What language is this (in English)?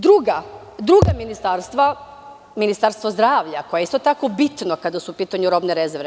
Serbian